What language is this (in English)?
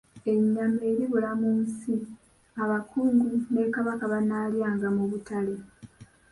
Ganda